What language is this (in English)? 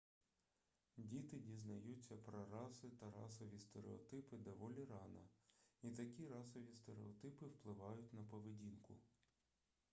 Ukrainian